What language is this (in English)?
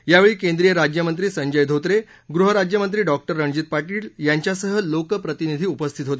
Marathi